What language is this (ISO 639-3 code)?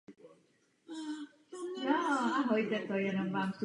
ces